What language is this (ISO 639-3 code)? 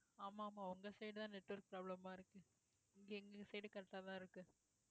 tam